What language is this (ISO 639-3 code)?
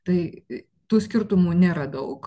lit